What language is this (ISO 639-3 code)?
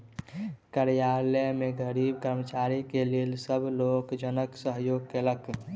mai